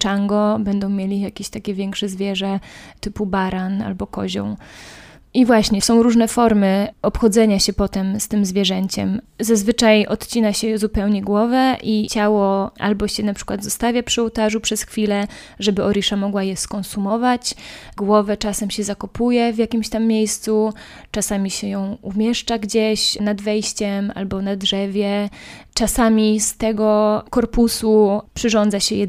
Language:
Polish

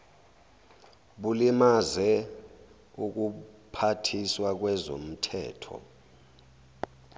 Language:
Zulu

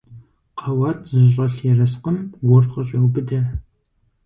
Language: Kabardian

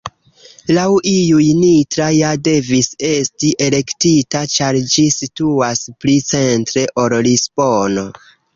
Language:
Esperanto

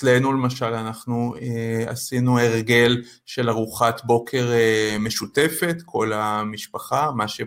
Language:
Hebrew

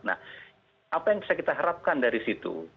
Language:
Indonesian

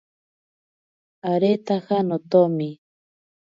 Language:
Ashéninka Perené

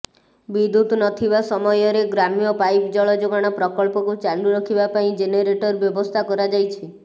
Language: Odia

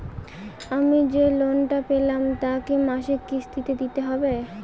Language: Bangla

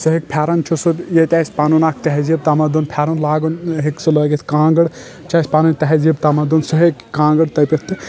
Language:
Kashmiri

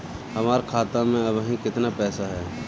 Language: Bhojpuri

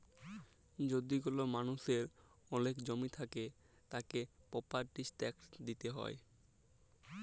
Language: Bangla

